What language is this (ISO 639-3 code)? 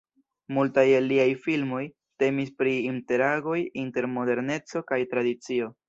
epo